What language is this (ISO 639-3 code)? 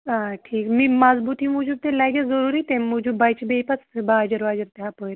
kas